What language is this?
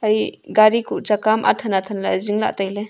Wancho Naga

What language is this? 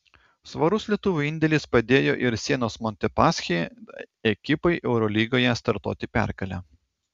Lithuanian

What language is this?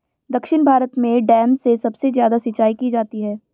Hindi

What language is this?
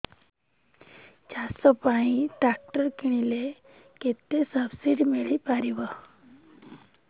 Odia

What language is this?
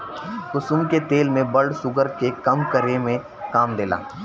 Bhojpuri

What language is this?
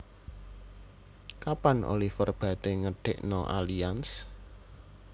Javanese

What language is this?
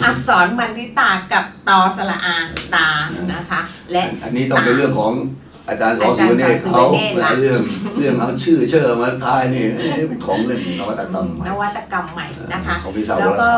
Thai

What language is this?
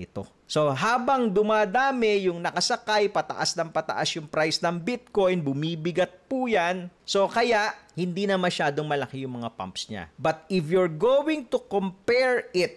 Filipino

